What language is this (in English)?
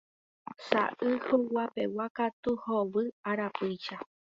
Guarani